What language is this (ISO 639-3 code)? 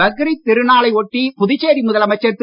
tam